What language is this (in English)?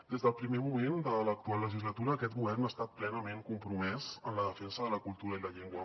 Catalan